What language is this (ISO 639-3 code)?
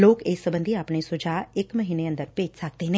pan